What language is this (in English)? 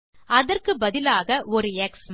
Tamil